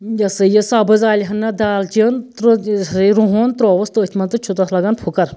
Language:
Kashmiri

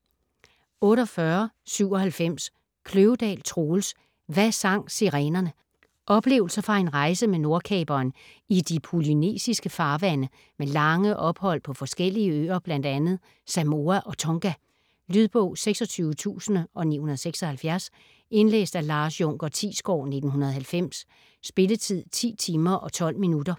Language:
Danish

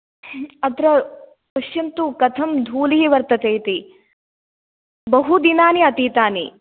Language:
Sanskrit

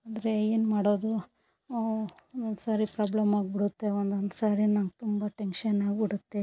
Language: Kannada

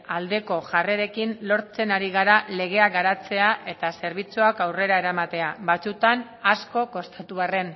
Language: Basque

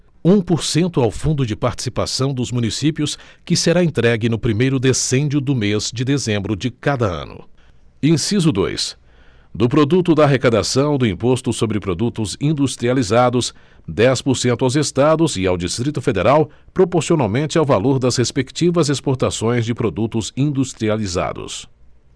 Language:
Portuguese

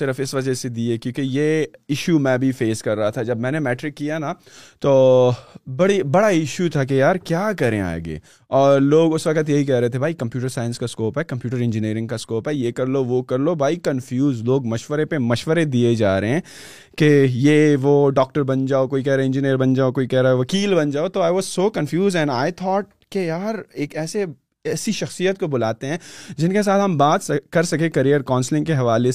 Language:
Urdu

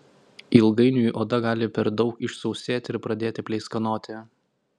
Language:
Lithuanian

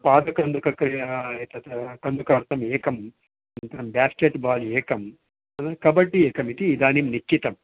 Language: Sanskrit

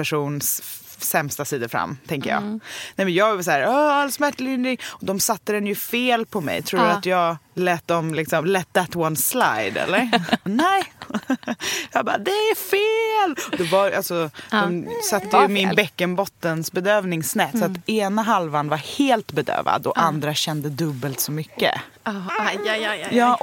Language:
Swedish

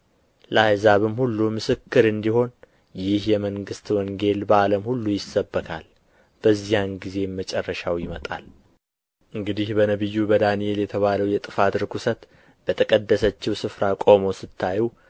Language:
Amharic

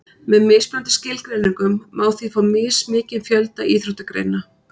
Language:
Icelandic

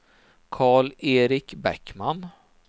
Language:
Swedish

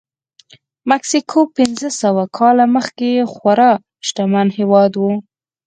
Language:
Pashto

